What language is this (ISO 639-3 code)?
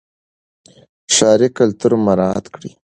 pus